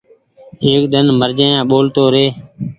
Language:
Goaria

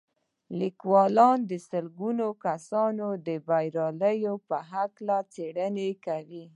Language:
Pashto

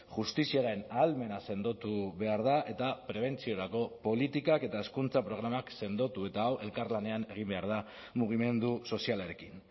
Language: Basque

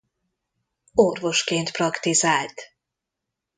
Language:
Hungarian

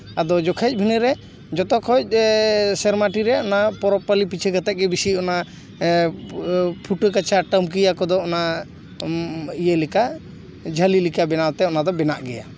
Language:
Santali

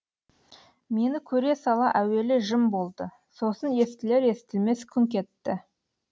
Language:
Kazakh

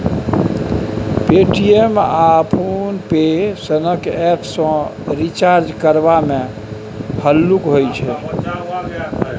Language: Maithili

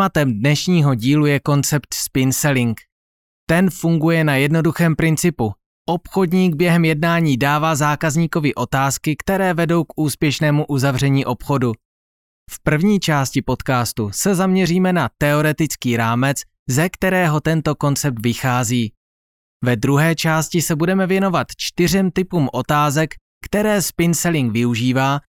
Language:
Czech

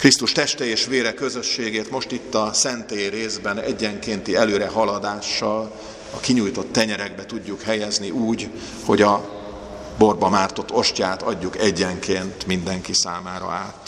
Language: Hungarian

